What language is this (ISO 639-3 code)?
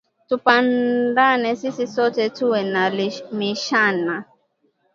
swa